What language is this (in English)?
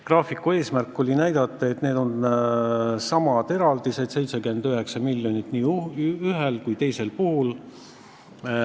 Estonian